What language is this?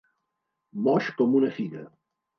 Catalan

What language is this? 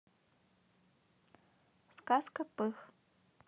Russian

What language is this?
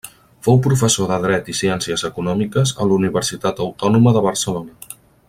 Catalan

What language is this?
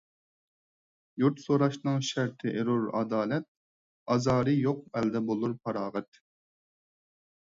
Uyghur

